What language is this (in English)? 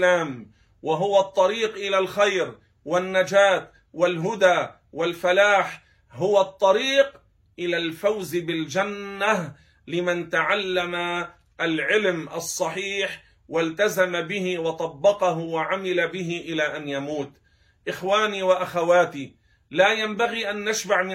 Arabic